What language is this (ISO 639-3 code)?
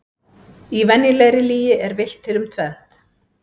isl